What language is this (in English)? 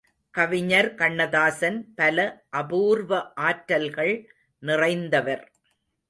Tamil